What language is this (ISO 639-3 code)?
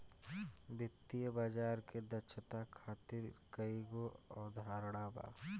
bho